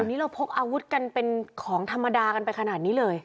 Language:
Thai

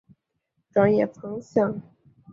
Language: Chinese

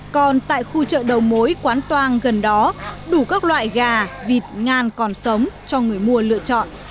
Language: Vietnamese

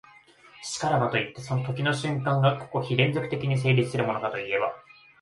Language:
Japanese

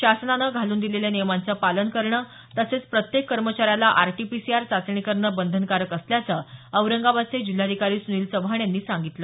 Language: Marathi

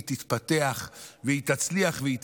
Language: Hebrew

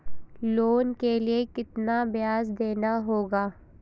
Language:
Hindi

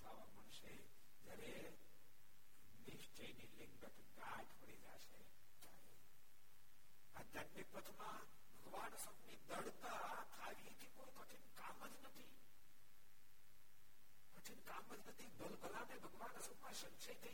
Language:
Gujarati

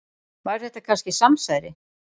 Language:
Icelandic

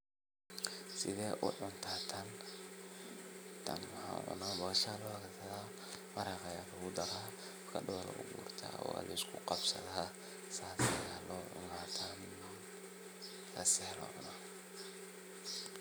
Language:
Somali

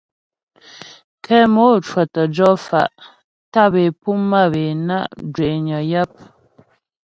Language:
Ghomala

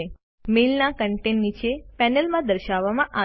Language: Gujarati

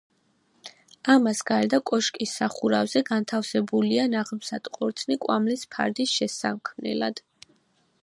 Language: Georgian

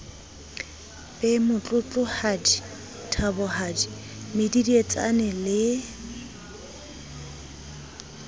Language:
Southern Sotho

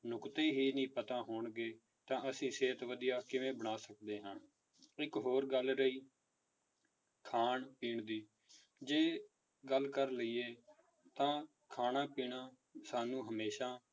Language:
Punjabi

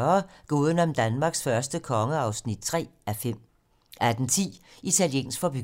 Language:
Danish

